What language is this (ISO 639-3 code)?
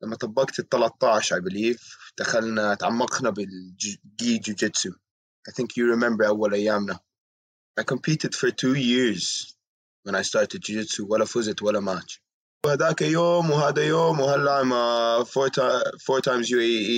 ara